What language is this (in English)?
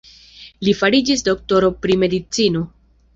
Esperanto